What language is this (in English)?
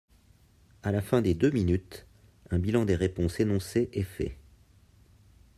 French